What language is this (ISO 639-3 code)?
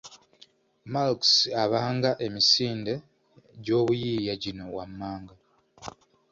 lug